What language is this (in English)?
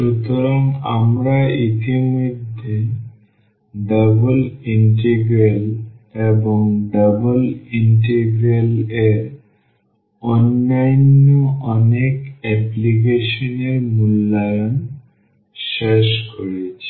Bangla